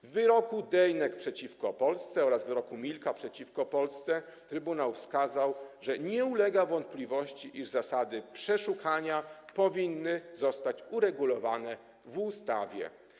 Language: Polish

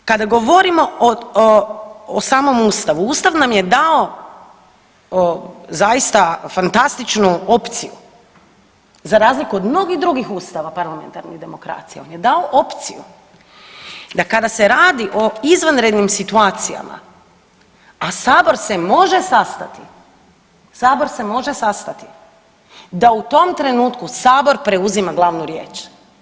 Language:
Croatian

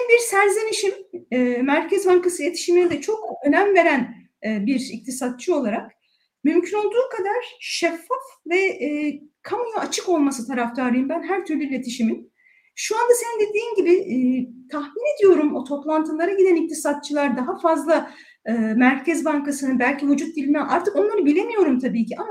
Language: Turkish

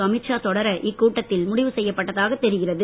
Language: Tamil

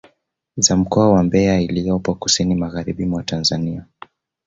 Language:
Swahili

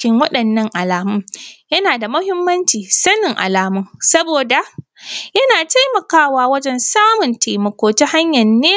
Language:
Hausa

